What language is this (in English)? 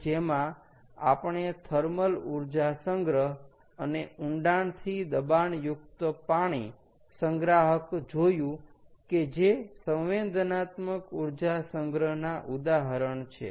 Gujarati